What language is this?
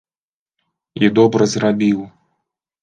Belarusian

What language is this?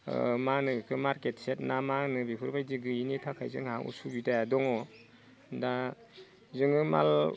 Bodo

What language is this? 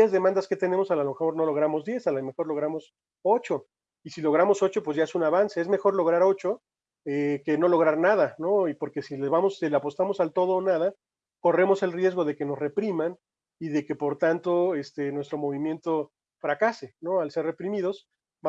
Spanish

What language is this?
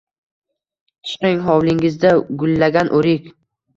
Uzbek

